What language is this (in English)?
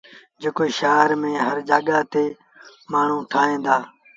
Sindhi Bhil